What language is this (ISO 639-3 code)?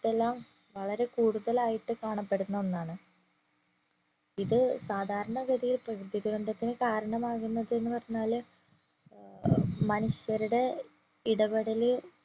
mal